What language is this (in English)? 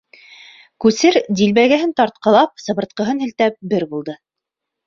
Bashkir